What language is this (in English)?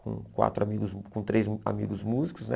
Portuguese